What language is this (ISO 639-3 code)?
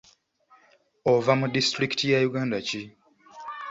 lug